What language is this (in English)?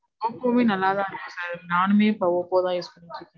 Tamil